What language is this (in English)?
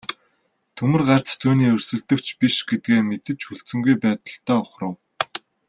Mongolian